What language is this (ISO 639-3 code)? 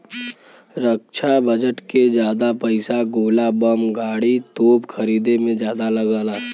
bho